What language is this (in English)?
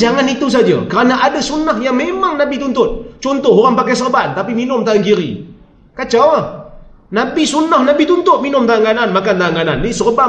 Malay